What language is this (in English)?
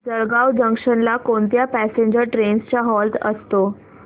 Marathi